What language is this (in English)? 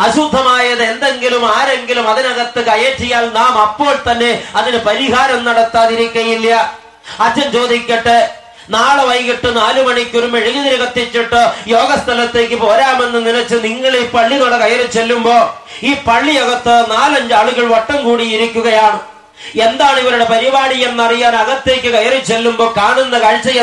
English